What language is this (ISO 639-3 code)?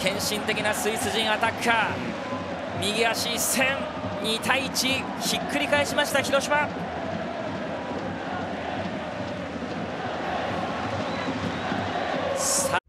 jpn